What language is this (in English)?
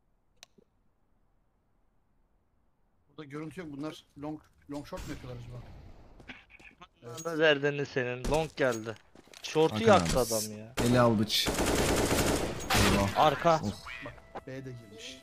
Turkish